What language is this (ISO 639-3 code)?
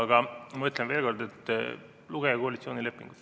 est